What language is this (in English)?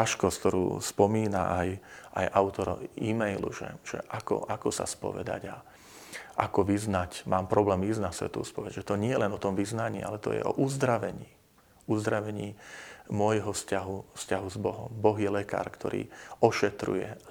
Slovak